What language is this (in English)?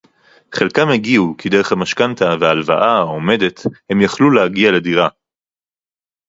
Hebrew